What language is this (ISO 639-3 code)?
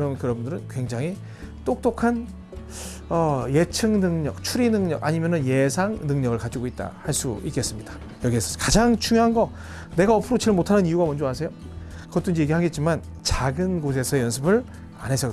kor